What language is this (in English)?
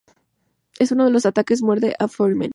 Spanish